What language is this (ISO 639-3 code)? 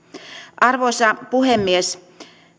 fin